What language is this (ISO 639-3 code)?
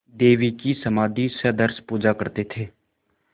hin